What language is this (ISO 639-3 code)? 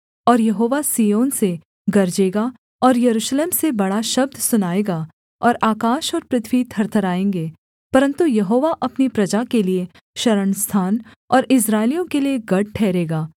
hin